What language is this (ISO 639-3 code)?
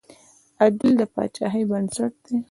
pus